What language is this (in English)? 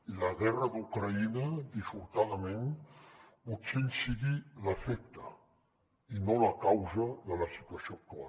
Catalan